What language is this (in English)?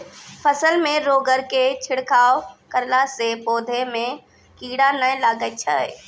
Maithili